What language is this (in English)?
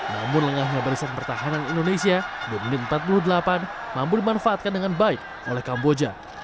Indonesian